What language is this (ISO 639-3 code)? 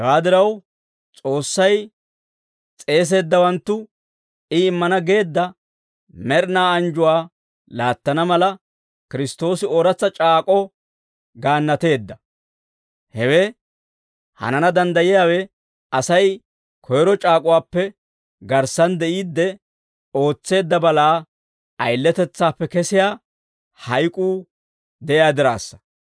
dwr